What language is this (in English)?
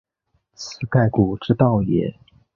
Chinese